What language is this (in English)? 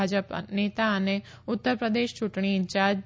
Gujarati